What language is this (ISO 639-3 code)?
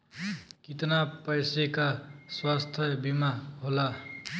bho